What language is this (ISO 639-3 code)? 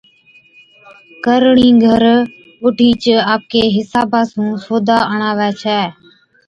odk